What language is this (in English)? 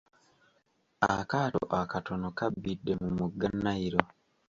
Ganda